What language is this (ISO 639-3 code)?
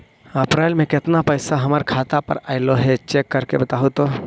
mag